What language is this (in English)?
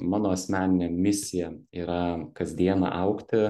Lithuanian